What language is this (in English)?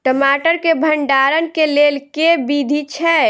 Maithili